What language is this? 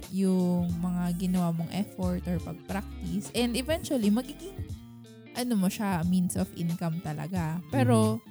Filipino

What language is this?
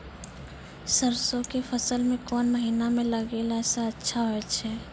Maithili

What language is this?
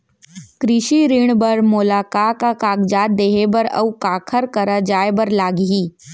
Chhattisgarhi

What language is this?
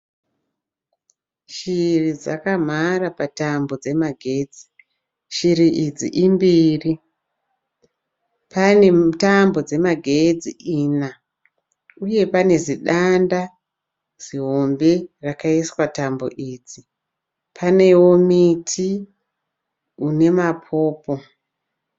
Shona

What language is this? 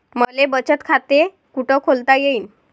Marathi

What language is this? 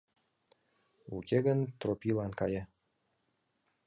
Mari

